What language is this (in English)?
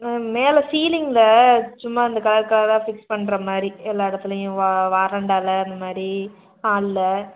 Tamil